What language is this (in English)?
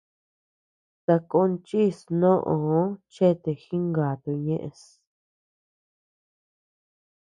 Tepeuxila Cuicatec